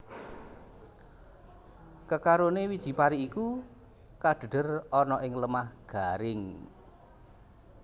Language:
Javanese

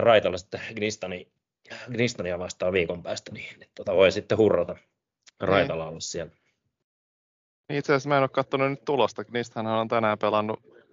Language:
Finnish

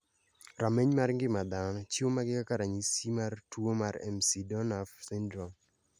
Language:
Luo (Kenya and Tanzania)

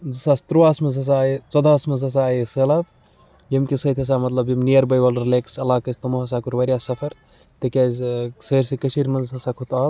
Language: Kashmiri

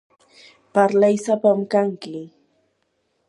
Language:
Yanahuanca Pasco Quechua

